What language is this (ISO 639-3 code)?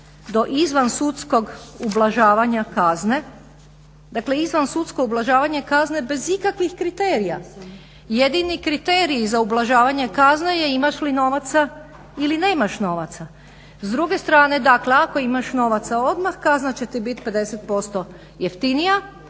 hrv